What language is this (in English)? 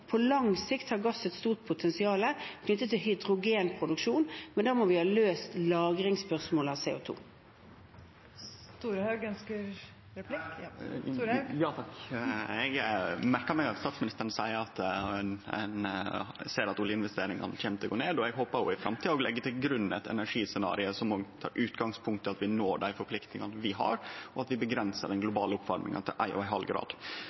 Norwegian